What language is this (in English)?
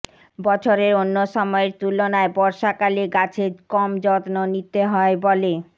Bangla